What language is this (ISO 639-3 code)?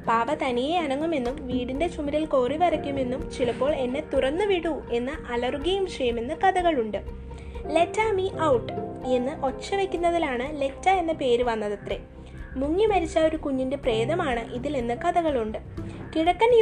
mal